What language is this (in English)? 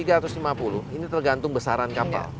Indonesian